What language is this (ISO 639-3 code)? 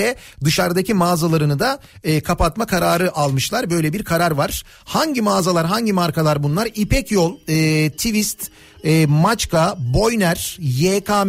tur